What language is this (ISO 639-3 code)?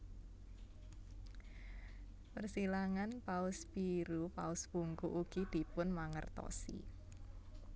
jav